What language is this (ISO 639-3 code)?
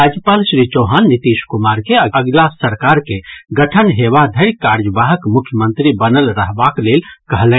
mai